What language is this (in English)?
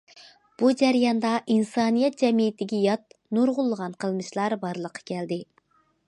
Uyghur